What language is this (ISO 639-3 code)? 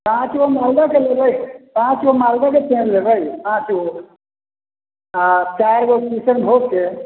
mai